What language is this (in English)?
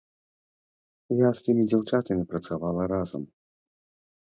Belarusian